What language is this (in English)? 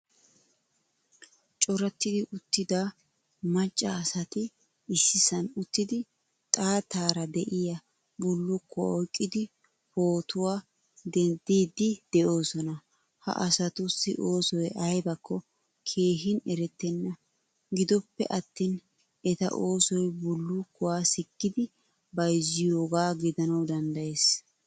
Wolaytta